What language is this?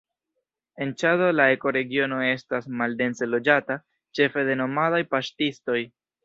Esperanto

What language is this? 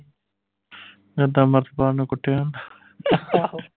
Punjabi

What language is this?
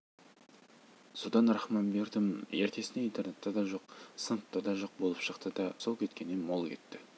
Kazakh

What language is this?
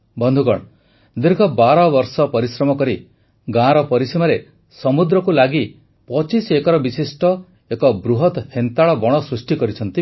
Odia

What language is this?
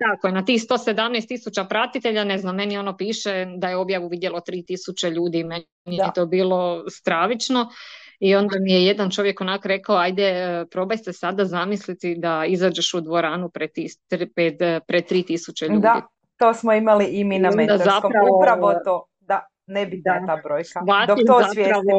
Croatian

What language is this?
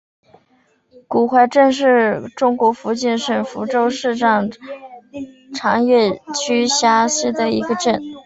Chinese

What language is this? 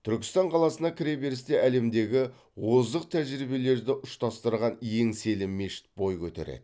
Kazakh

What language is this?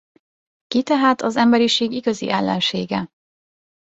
Hungarian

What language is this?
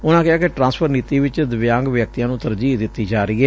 Punjabi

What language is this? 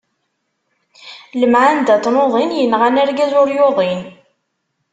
Kabyle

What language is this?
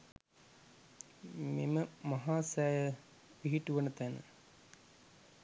Sinhala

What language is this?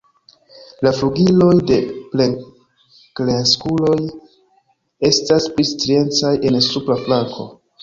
Esperanto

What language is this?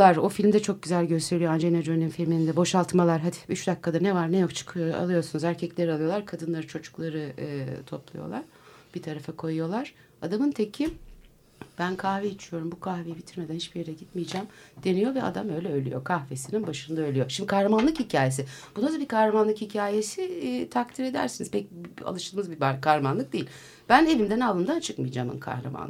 Turkish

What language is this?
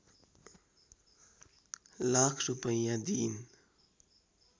Nepali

